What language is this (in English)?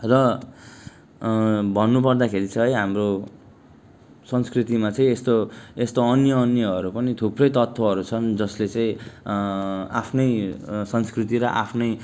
Nepali